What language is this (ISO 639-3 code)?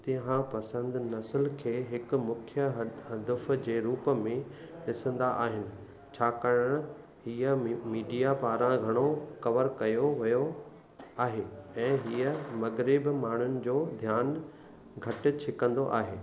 snd